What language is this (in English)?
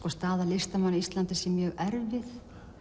Icelandic